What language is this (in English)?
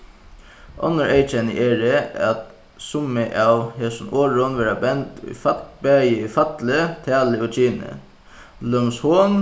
Faroese